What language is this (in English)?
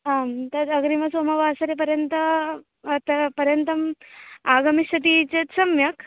Sanskrit